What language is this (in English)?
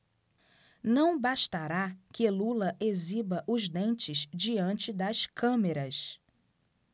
Portuguese